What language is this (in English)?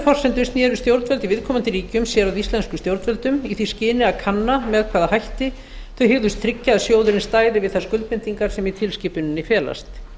Icelandic